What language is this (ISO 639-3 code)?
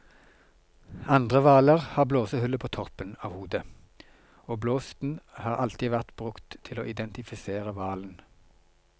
nor